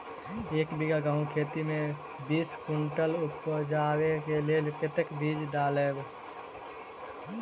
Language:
Maithili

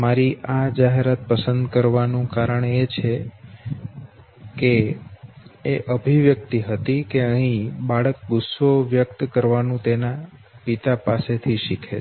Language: Gujarati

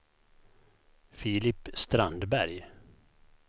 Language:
Swedish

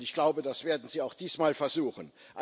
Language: German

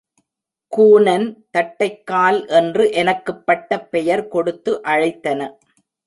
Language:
Tamil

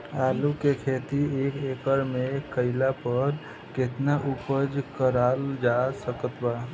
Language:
Bhojpuri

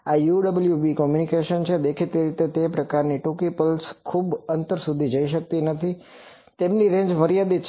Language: Gujarati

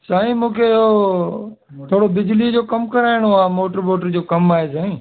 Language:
Sindhi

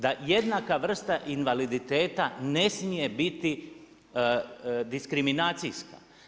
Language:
Croatian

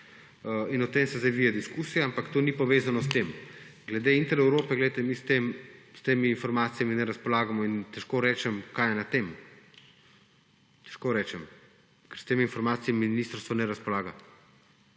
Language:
Slovenian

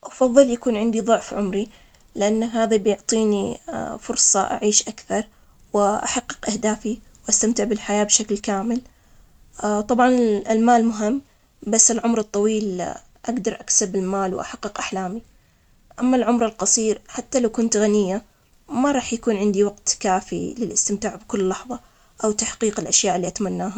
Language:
Omani Arabic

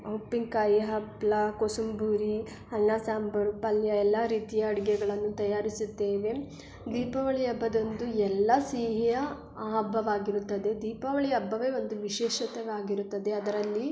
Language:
Kannada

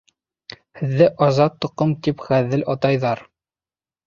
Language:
Bashkir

